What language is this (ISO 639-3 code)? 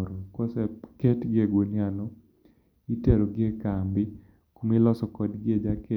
luo